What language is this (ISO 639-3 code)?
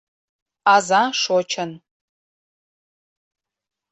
chm